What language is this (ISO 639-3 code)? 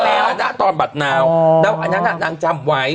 tha